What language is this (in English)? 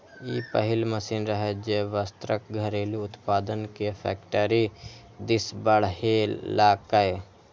Maithili